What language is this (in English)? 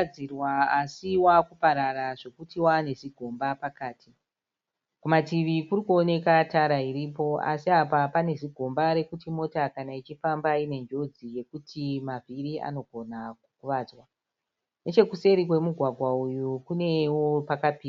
Shona